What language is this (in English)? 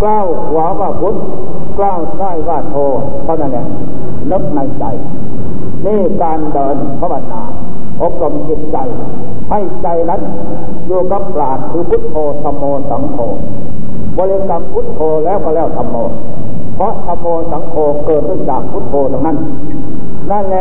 Thai